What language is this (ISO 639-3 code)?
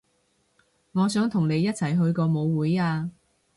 yue